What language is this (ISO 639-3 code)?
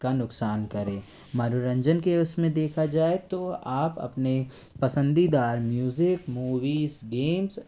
hin